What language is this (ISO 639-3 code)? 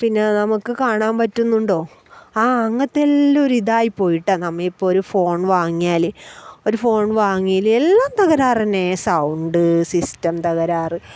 mal